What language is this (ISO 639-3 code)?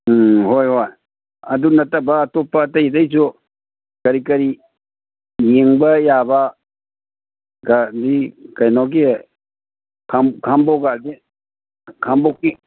mni